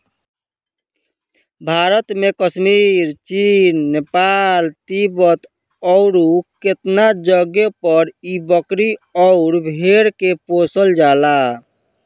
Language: Bhojpuri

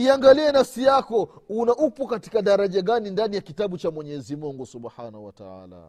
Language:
Swahili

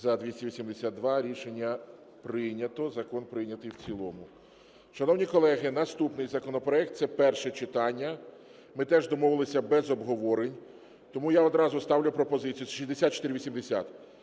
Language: Ukrainian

